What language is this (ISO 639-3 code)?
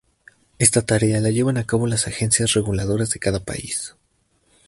spa